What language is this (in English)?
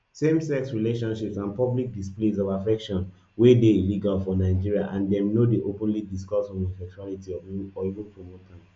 Nigerian Pidgin